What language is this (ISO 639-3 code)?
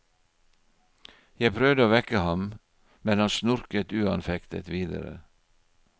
nor